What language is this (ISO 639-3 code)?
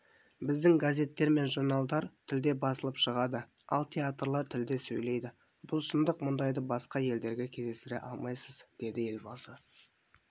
kaz